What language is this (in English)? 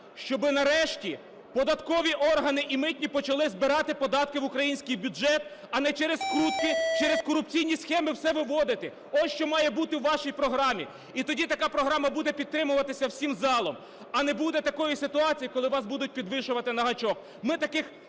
Ukrainian